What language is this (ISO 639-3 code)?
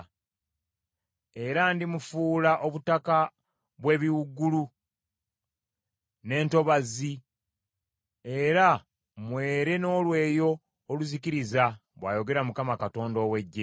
lug